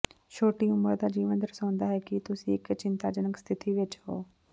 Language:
Punjabi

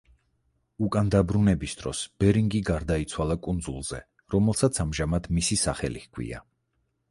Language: Georgian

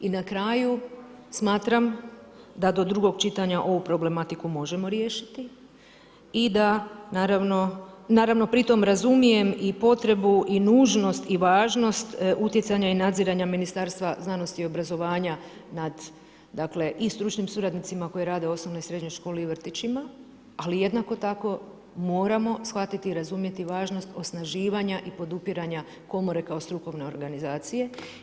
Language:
Croatian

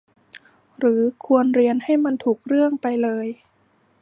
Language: Thai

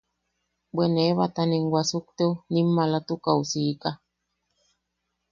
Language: Yaqui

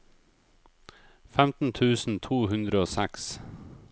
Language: Norwegian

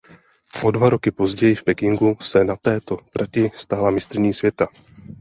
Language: Czech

